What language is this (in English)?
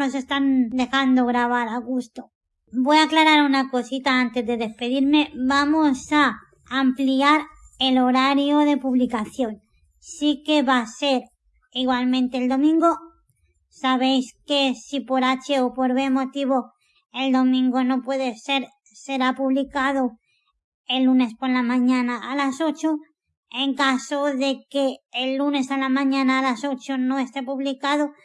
Spanish